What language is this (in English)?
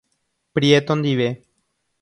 Guarani